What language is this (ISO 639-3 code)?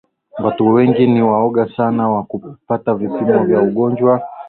swa